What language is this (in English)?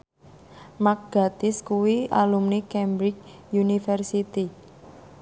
Javanese